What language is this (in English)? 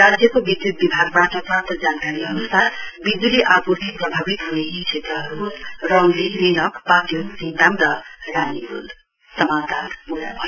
Nepali